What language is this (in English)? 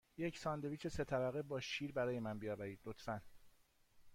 Persian